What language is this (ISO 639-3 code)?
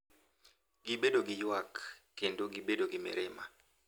luo